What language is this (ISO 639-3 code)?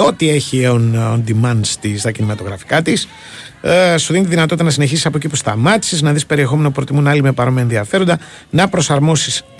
ell